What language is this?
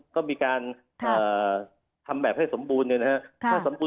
Thai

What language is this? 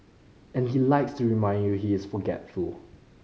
English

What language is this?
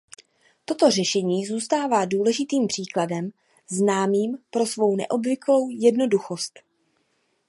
Czech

